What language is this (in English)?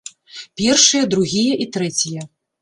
Belarusian